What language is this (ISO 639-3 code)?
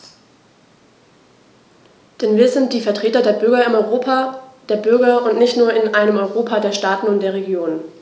deu